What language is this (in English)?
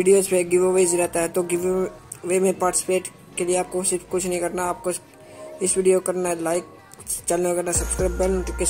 Hindi